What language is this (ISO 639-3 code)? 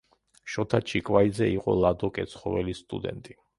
kat